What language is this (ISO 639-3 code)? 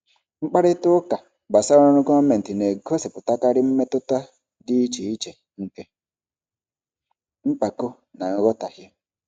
ibo